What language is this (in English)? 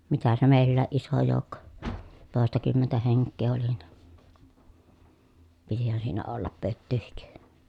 Finnish